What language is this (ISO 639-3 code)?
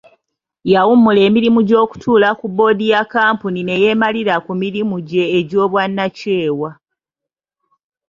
lug